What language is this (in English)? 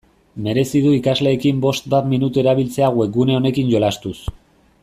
Basque